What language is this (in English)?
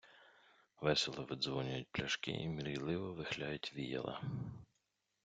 Ukrainian